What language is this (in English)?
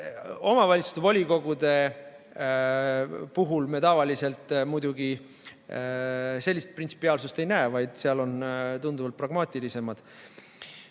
Estonian